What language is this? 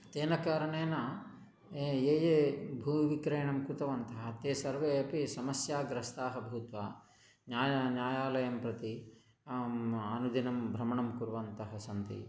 Sanskrit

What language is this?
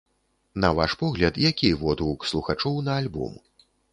Belarusian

